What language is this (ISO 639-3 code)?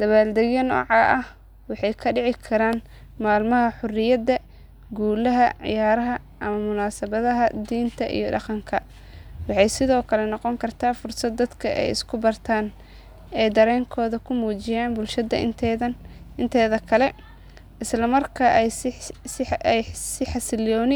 som